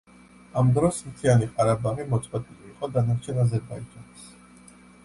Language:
Georgian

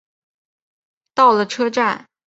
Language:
Chinese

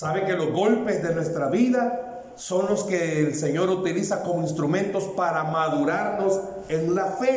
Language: Spanish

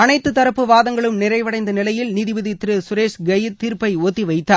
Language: Tamil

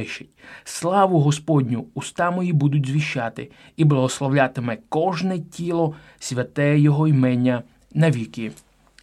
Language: Ukrainian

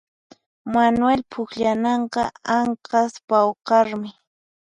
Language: Puno Quechua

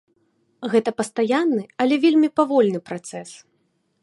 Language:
Belarusian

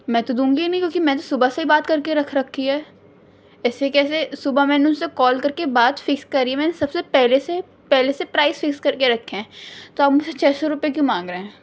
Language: Urdu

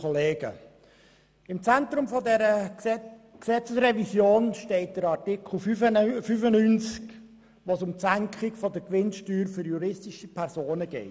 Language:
Swiss German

